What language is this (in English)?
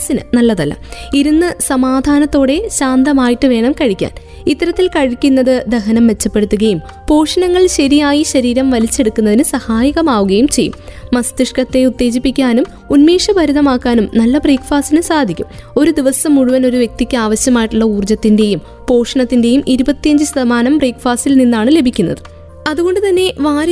Malayalam